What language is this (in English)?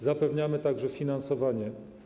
Polish